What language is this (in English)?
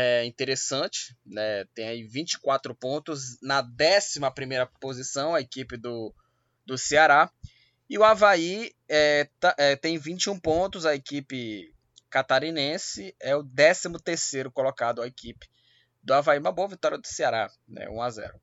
Portuguese